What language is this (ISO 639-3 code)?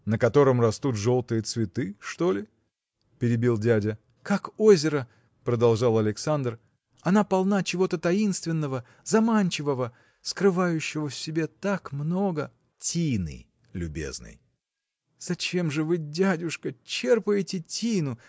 rus